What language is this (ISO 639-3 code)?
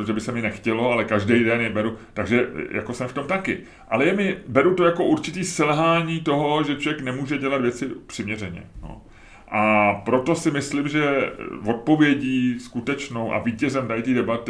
ces